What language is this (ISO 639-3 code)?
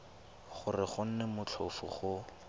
tsn